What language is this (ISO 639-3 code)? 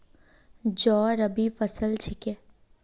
mag